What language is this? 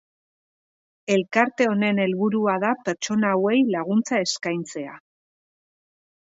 Basque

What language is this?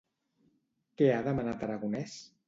Catalan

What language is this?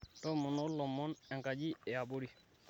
Masai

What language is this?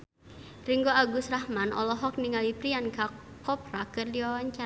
Sundanese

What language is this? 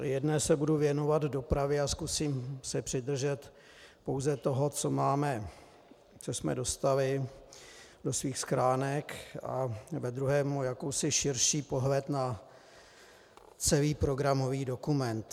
Czech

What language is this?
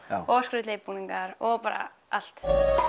Icelandic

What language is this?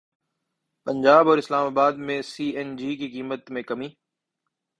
Urdu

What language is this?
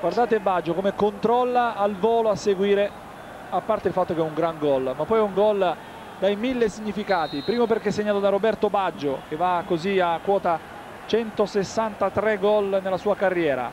Italian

